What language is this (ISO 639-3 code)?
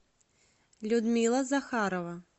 rus